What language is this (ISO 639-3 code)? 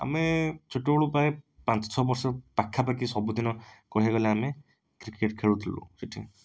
ori